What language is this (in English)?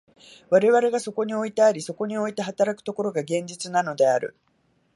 Japanese